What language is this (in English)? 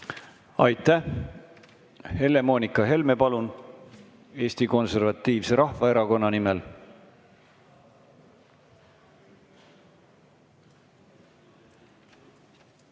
Estonian